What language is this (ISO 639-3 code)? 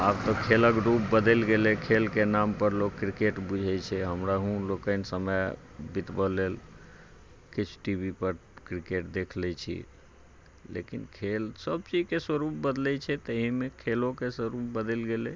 mai